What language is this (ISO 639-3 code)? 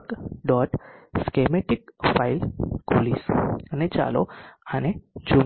guj